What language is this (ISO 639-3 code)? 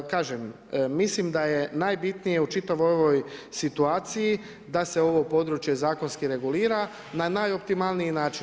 hrv